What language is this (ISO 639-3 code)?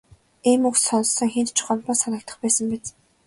mon